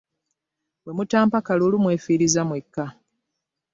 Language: Ganda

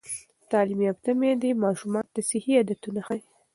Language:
Pashto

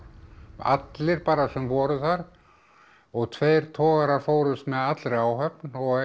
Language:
Icelandic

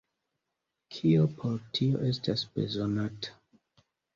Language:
Esperanto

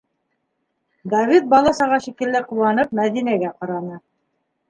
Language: Bashkir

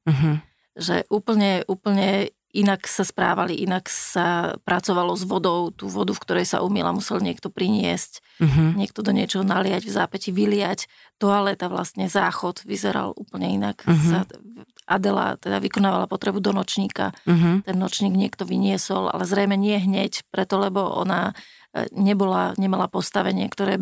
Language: Slovak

